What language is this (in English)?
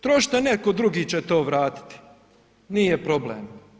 Croatian